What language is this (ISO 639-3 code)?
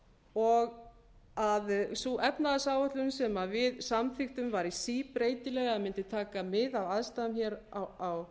isl